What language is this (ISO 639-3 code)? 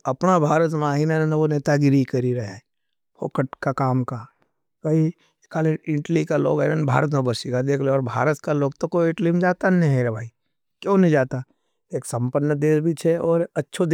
noe